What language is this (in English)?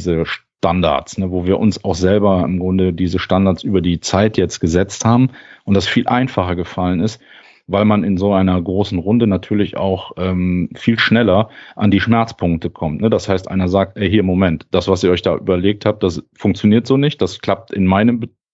German